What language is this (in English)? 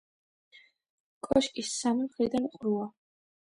Georgian